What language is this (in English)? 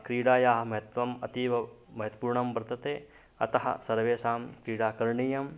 Sanskrit